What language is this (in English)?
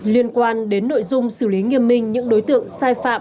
Vietnamese